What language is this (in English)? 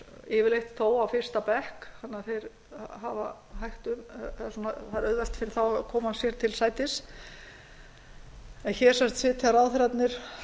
Icelandic